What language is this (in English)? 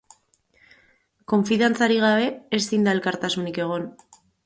Basque